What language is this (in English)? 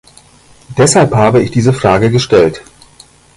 German